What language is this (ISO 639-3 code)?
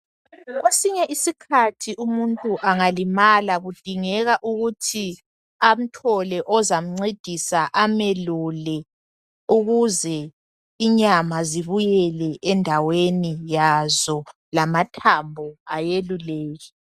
nde